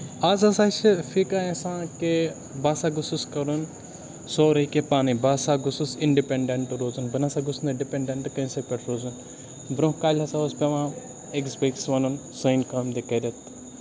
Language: Kashmiri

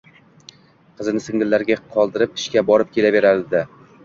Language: Uzbek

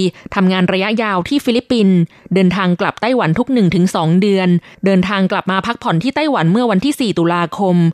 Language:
Thai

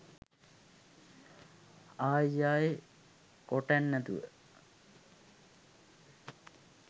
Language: Sinhala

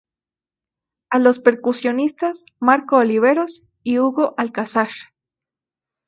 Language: Spanish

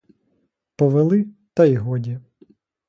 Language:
Ukrainian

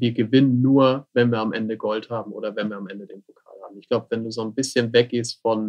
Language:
German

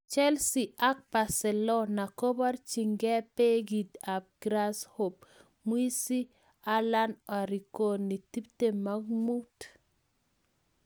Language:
Kalenjin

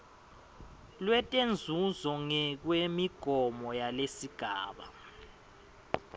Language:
Swati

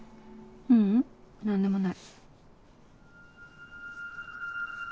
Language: Japanese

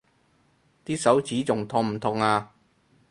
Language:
Cantonese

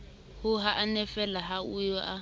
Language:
Southern Sotho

